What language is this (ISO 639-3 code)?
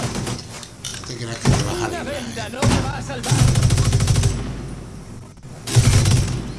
spa